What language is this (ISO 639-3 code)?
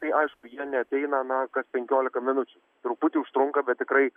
lit